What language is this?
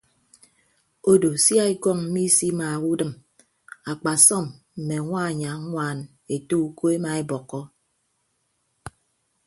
Ibibio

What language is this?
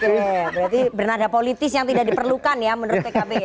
Indonesian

